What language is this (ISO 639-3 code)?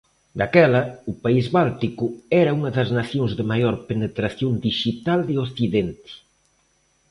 glg